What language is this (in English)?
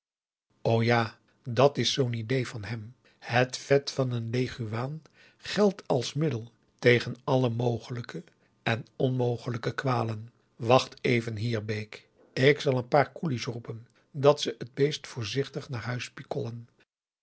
Dutch